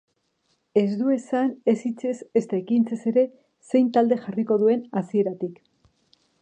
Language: Basque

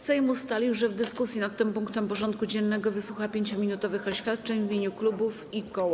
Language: Polish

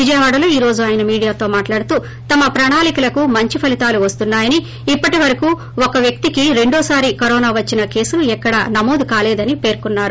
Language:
Telugu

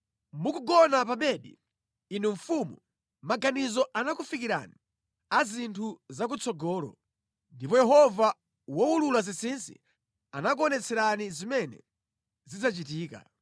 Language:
Nyanja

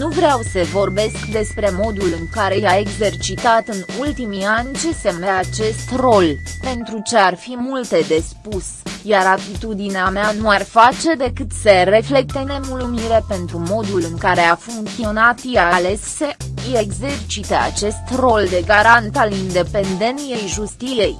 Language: Romanian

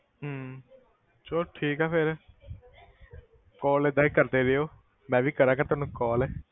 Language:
Punjabi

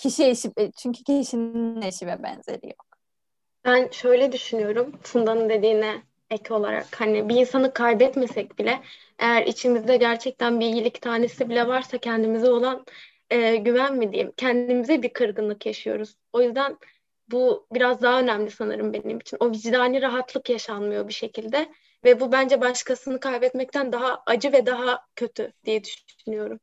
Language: Turkish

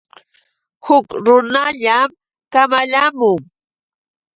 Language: Yauyos Quechua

